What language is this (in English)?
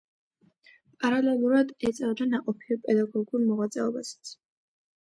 Georgian